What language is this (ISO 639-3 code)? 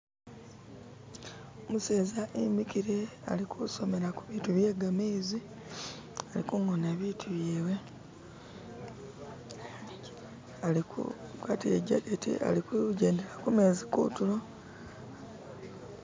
myx